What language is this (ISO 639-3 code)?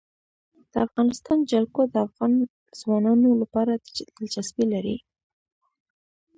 pus